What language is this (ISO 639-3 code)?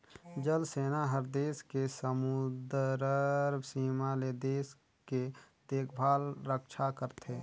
hne